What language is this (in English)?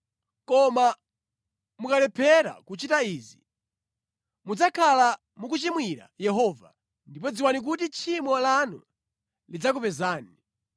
Nyanja